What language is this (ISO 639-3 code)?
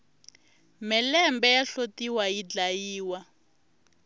tso